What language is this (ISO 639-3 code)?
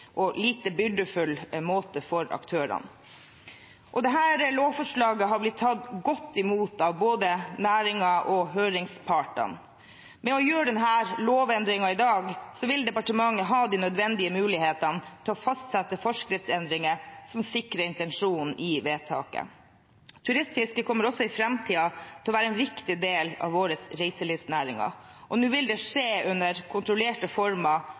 nob